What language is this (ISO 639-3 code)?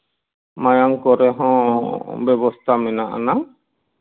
sat